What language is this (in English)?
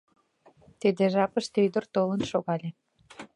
Mari